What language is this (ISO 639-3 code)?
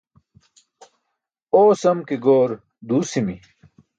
bsk